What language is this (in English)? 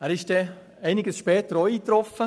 Swiss German